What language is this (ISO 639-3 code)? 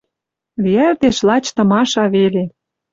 mrj